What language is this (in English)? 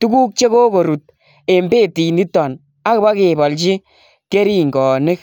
Kalenjin